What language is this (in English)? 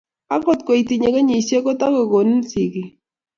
Kalenjin